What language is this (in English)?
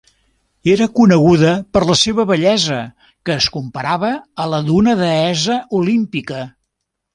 Catalan